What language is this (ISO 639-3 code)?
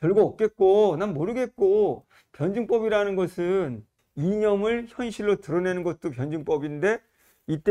kor